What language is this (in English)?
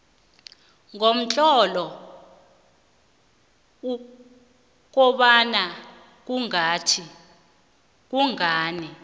South Ndebele